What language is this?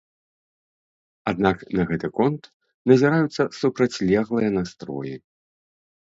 Belarusian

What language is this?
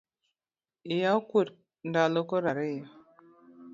Luo (Kenya and Tanzania)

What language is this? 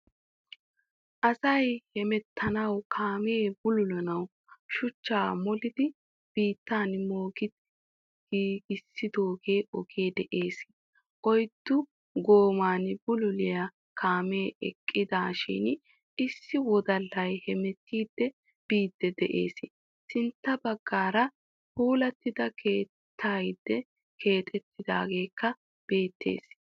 Wolaytta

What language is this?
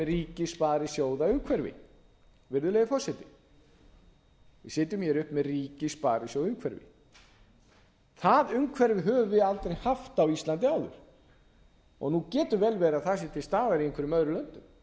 Icelandic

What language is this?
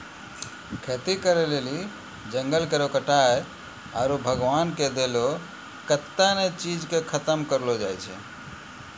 Maithili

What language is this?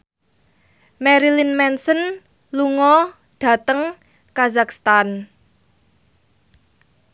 Javanese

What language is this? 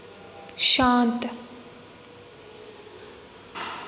Dogri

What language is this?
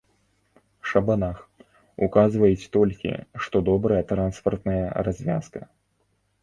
Belarusian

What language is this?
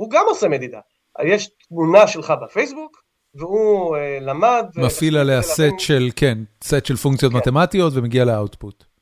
Hebrew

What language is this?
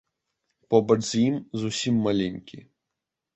Belarusian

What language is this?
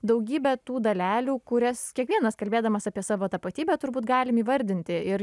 Lithuanian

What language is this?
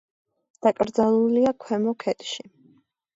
Georgian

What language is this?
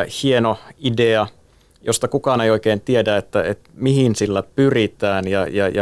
Finnish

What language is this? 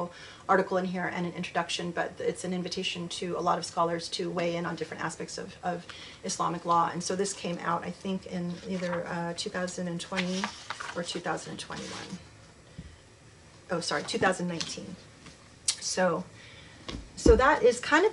English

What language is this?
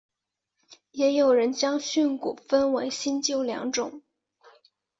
Chinese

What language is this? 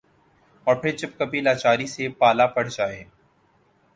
Urdu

